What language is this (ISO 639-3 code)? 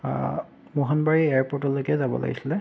asm